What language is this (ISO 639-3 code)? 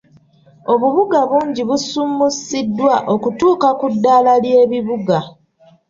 lug